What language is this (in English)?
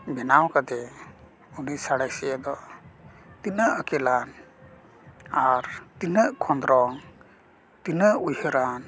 Santali